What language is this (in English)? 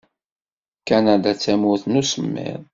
Kabyle